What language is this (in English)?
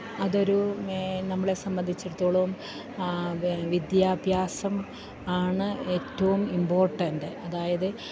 Malayalam